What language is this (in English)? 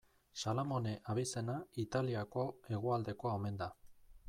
Basque